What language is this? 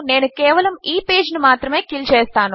Telugu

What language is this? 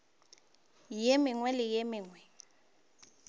Northern Sotho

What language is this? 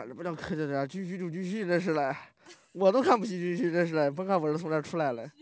Chinese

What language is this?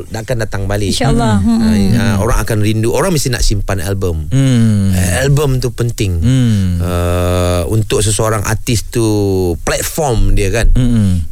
Malay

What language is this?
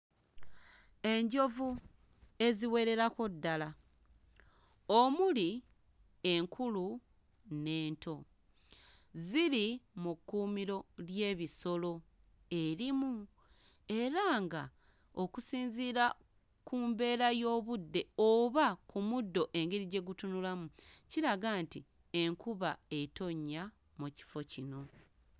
Ganda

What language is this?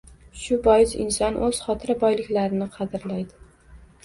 Uzbek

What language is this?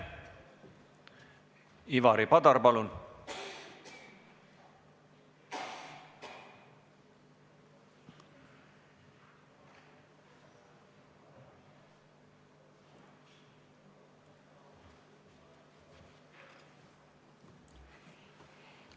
Estonian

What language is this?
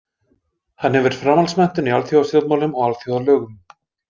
Icelandic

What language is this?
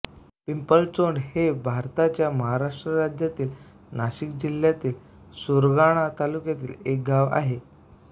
Marathi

